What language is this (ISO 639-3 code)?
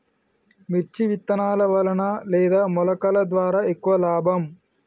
tel